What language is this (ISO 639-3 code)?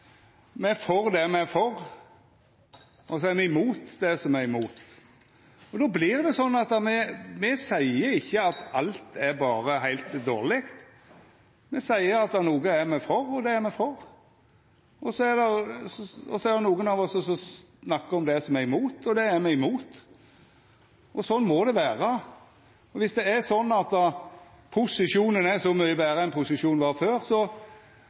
nno